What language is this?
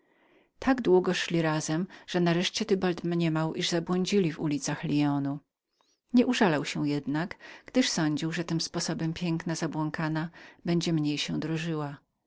Polish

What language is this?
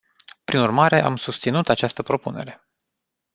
Romanian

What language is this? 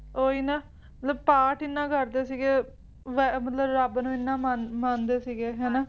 Punjabi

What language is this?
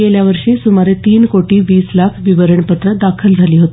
Marathi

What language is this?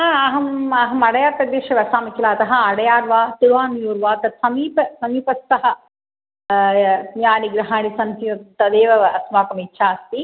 Sanskrit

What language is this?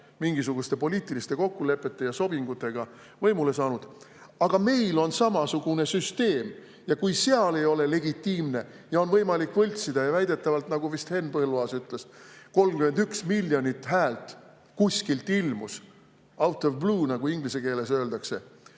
Estonian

